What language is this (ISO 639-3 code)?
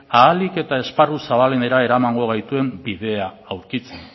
eus